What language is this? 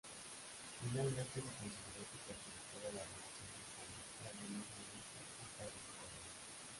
Spanish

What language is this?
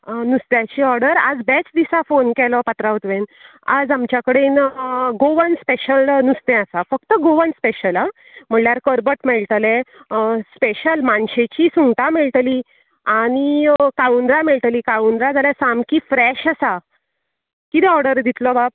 Konkani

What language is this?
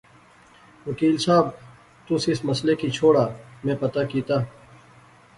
Pahari-Potwari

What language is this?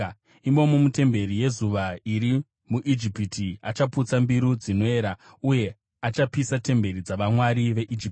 Shona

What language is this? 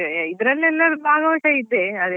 Kannada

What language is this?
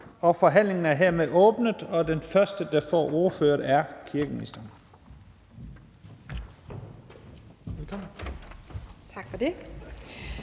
Danish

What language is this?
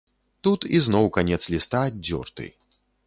Belarusian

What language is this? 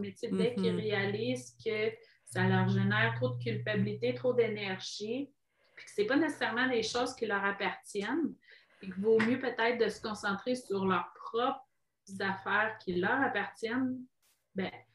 French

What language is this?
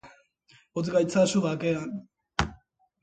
Basque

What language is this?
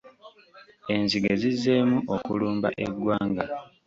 Ganda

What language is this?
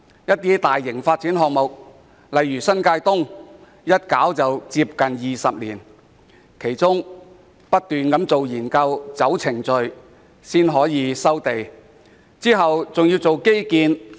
Cantonese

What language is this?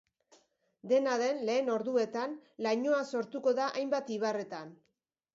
Basque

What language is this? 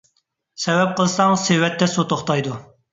Uyghur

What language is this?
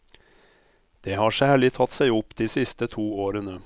Norwegian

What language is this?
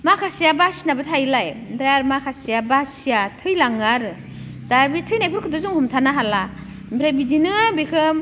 Bodo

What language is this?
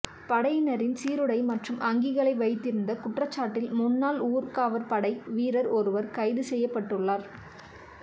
Tamil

